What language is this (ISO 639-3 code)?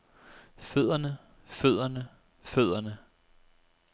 dan